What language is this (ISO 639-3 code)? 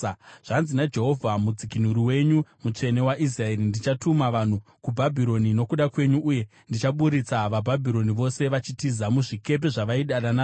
sna